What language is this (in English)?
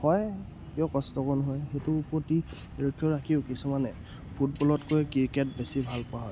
Assamese